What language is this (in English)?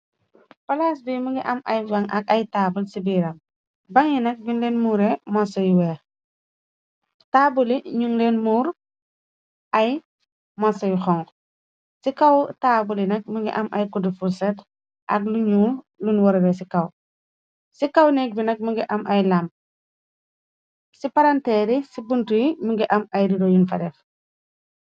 Wolof